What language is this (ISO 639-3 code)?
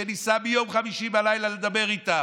heb